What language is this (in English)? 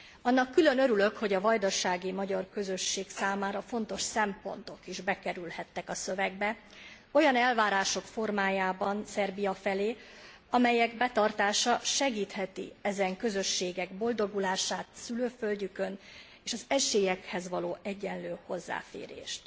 Hungarian